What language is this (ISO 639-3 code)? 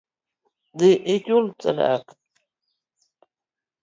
luo